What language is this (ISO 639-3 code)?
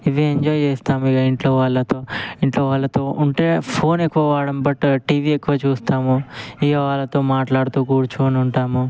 tel